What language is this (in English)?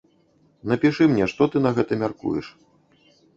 Belarusian